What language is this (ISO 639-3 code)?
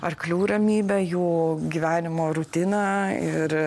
lit